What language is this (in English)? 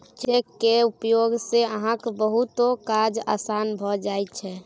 Maithili